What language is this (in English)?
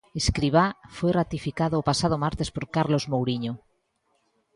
Galician